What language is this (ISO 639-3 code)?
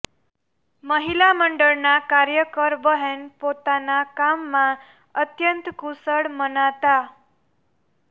guj